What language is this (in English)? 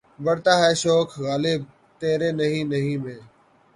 Urdu